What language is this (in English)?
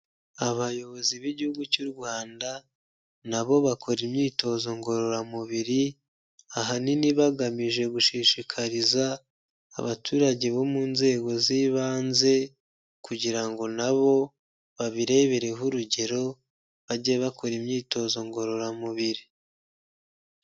Kinyarwanda